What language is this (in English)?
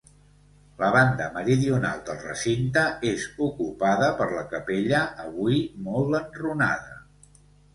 Catalan